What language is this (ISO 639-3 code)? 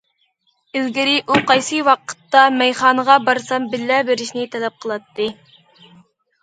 uig